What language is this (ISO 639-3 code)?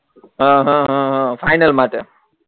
guj